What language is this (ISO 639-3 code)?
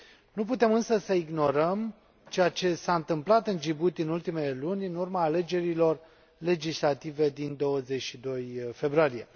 ron